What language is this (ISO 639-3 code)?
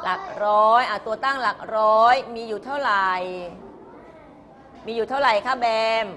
tha